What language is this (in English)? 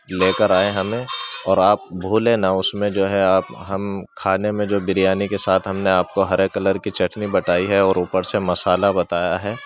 Urdu